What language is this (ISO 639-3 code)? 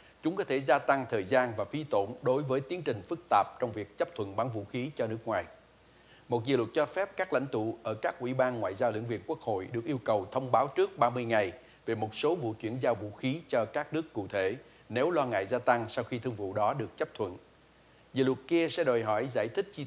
vie